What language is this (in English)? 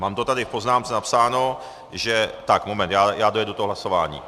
Czech